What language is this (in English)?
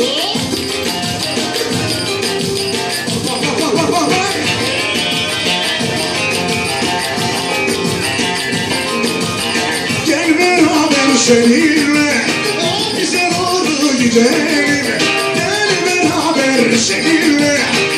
Arabic